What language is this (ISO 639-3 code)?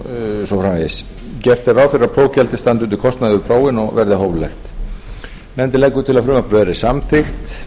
isl